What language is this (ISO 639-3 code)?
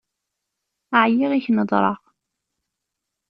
kab